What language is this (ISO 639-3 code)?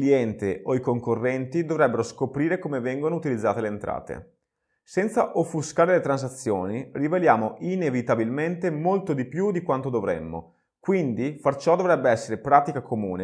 ita